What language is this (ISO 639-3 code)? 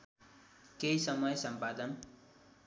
nep